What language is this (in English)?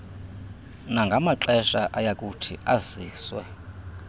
Xhosa